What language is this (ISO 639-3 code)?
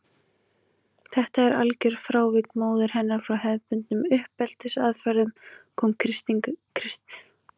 isl